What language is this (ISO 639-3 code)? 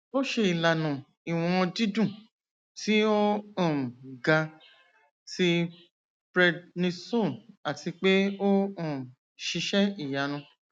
yor